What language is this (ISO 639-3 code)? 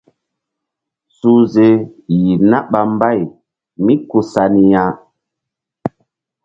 mdd